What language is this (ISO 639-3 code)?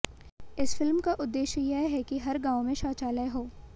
hin